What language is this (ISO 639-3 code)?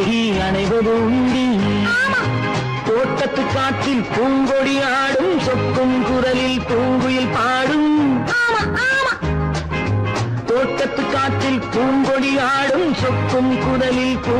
hin